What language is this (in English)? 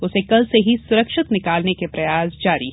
Hindi